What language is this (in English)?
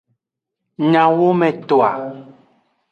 Aja (Benin)